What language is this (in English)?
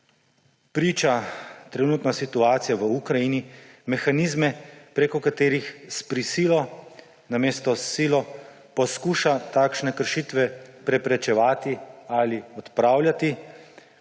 Slovenian